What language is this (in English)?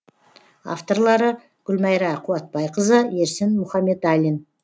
Kazakh